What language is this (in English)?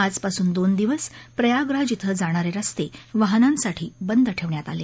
Marathi